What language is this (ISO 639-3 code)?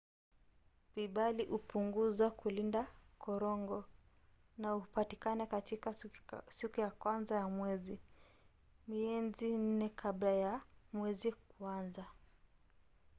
swa